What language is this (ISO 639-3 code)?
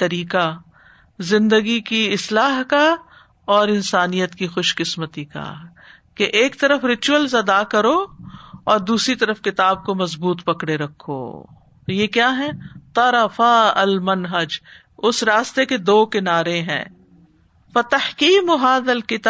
urd